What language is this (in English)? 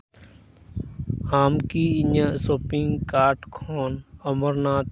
Santali